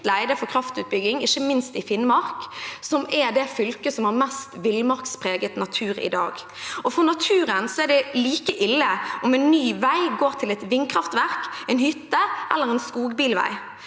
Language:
Norwegian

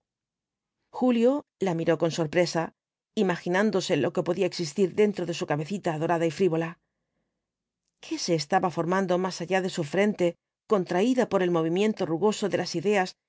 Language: Spanish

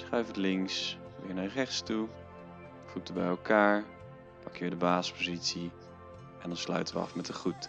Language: Dutch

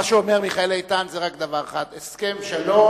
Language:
Hebrew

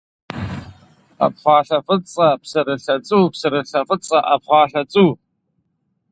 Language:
Kabardian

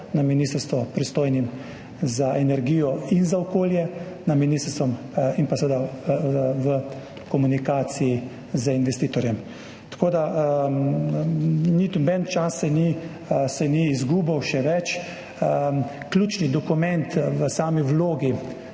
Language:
Slovenian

